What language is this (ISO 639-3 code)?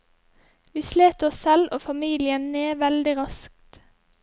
nor